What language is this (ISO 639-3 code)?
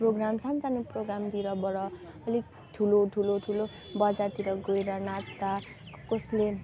nep